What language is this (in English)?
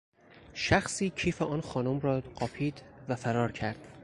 Persian